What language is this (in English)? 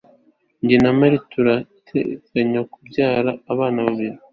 Kinyarwanda